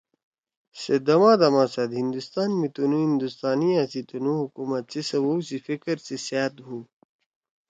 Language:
Torwali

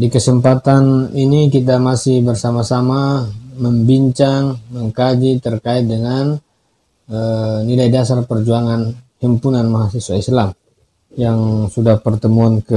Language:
Indonesian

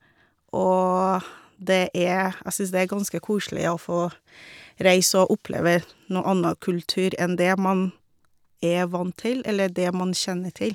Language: Norwegian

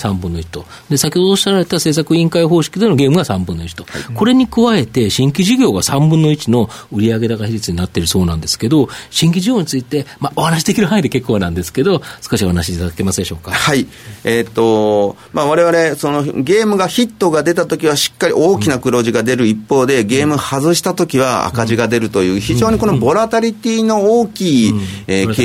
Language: Japanese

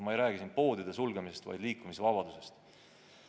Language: Estonian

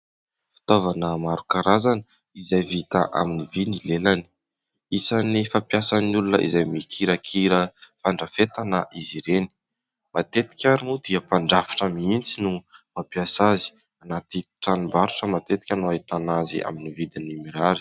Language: Malagasy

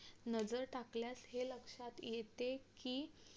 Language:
Marathi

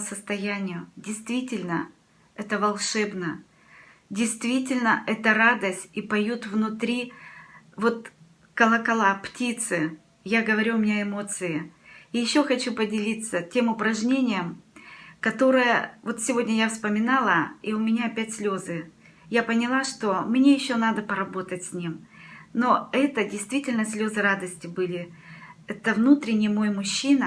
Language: Russian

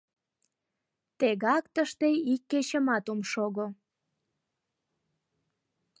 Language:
Mari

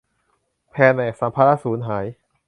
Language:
Thai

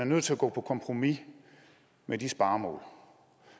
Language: Danish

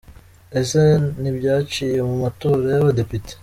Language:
Kinyarwanda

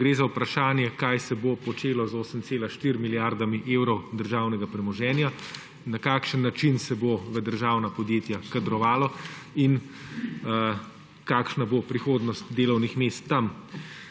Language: Slovenian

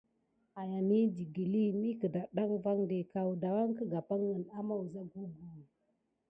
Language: Gidar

